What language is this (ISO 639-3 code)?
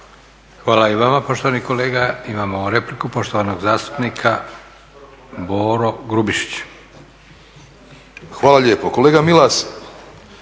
hrv